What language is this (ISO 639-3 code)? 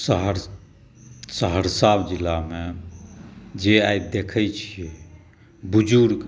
mai